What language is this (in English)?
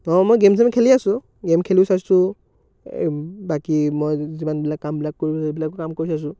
Assamese